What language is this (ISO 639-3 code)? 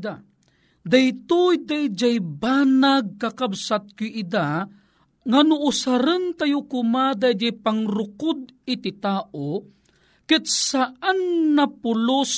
fil